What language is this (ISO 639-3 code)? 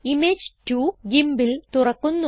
mal